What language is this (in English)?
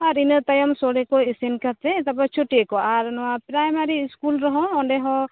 Santali